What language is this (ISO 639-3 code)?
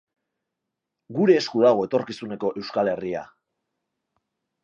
eus